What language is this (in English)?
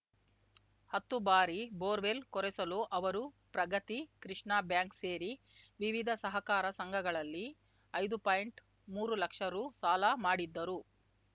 Kannada